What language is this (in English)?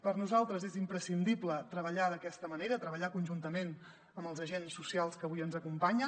Catalan